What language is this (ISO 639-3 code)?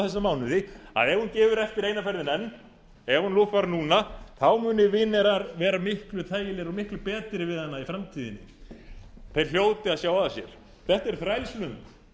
isl